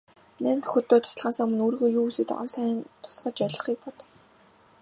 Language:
Mongolian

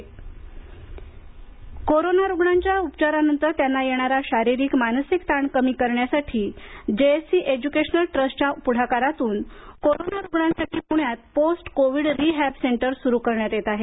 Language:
Marathi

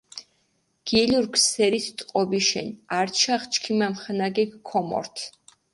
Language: Mingrelian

